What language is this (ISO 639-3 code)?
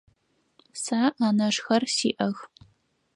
ady